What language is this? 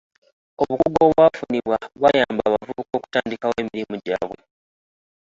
Ganda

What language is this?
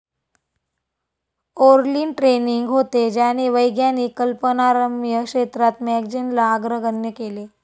Marathi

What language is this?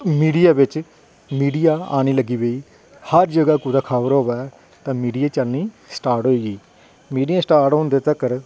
Dogri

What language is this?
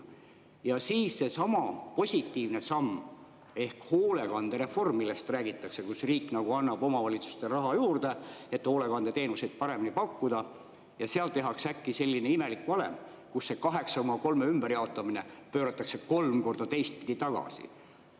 Estonian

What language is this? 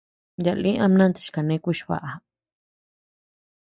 Tepeuxila Cuicatec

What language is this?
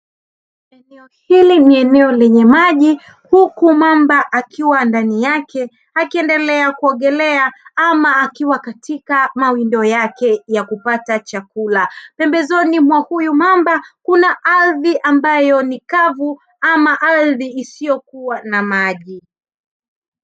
Swahili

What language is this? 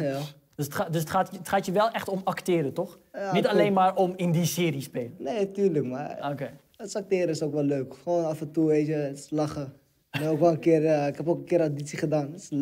Dutch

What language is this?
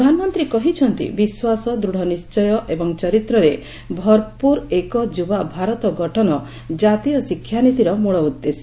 Odia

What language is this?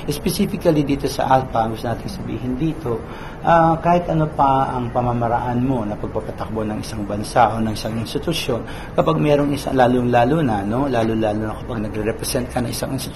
Filipino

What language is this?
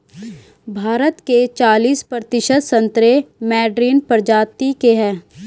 Hindi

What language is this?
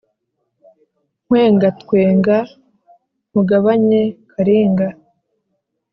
Kinyarwanda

